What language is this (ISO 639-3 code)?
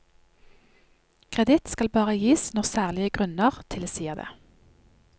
nor